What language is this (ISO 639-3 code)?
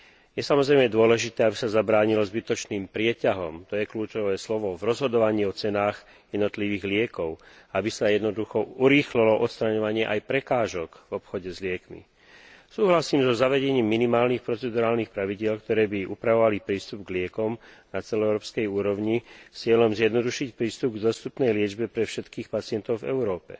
slk